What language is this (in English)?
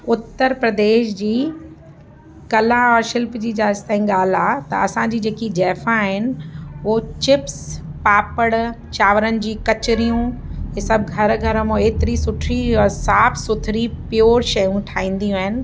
Sindhi